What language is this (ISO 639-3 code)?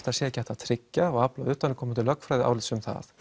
isl